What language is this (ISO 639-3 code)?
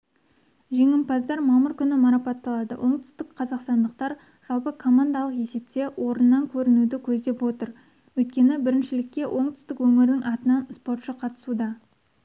kaz